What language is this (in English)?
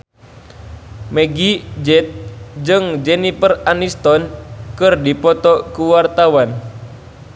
Sundanese